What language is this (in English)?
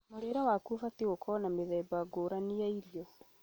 Kikuyu